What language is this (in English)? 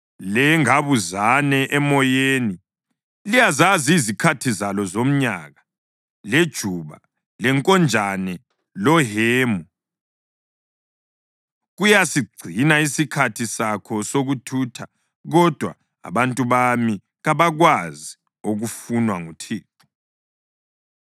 North Ndebele